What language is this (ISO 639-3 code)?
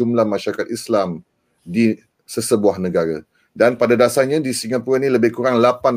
msa